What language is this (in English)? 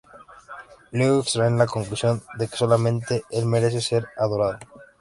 Spanish